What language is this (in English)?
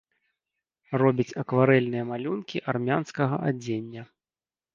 Belarusian